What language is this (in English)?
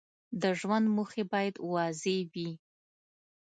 Pashto